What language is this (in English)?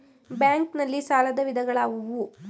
Kannada